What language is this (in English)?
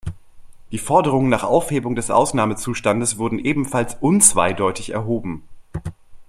German